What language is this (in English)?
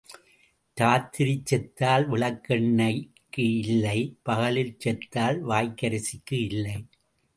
Tamil